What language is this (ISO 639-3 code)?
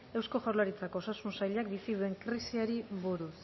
eus